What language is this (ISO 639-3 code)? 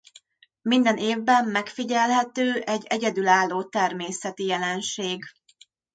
hun